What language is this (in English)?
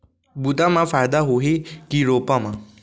Chhattisgarhi